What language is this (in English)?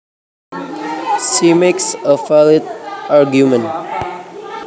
Javanese